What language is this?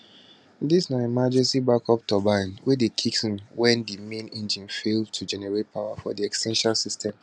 Nigerian Pidgin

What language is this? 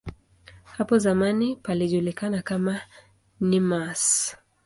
Swahili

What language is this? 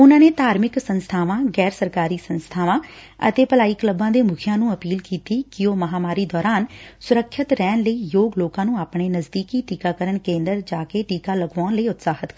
Punjabi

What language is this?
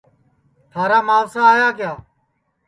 Sansi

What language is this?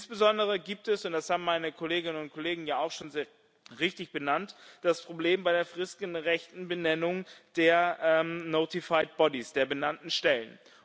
German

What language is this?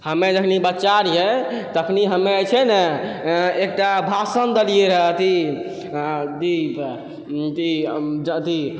Maithili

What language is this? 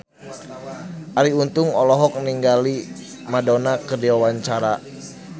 Sundanese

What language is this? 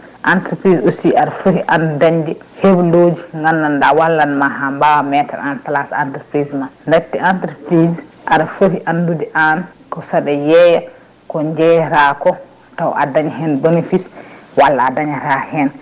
Fula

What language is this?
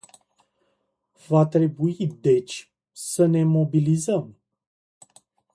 Romanian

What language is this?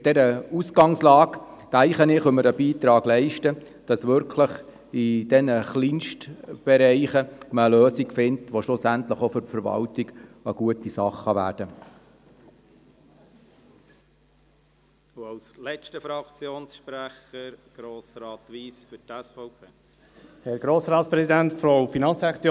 Swiss German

